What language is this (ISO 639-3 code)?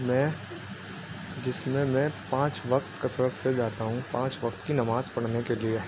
urd